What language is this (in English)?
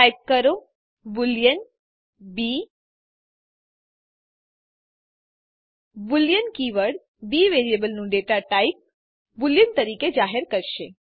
Gujarati